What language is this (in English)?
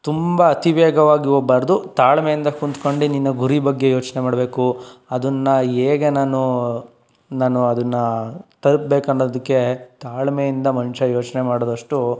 Kannada